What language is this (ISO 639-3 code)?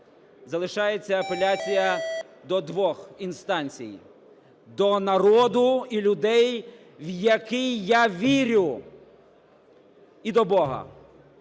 ukr